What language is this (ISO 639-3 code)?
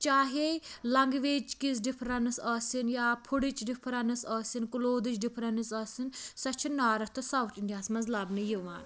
kas